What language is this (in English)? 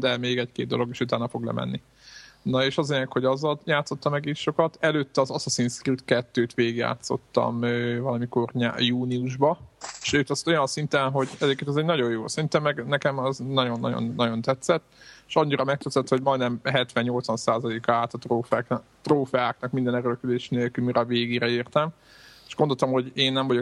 Hungarian